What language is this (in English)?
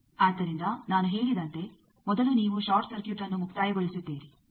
Kannada